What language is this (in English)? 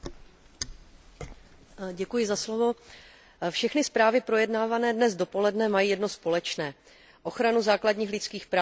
Czech